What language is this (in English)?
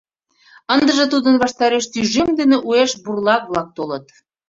Mari